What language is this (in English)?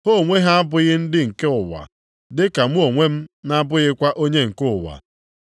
Igbo